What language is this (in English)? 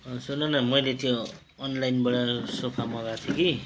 Nepali